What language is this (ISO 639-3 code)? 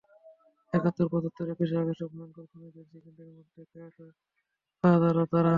ben